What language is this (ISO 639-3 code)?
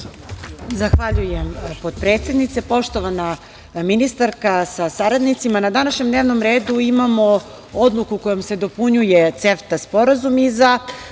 srp